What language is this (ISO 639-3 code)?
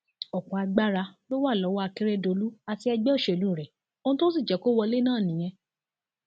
yor